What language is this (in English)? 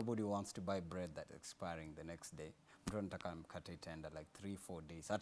English